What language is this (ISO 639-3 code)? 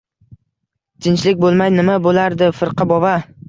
uzb